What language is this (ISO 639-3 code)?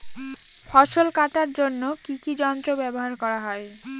ben